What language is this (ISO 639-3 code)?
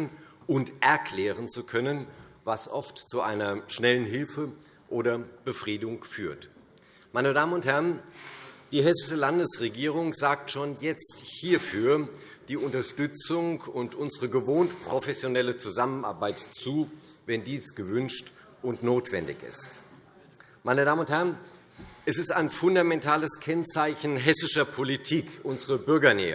deu